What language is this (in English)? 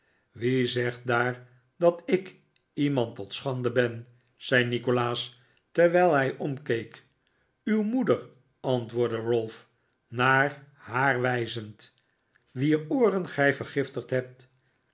Dutch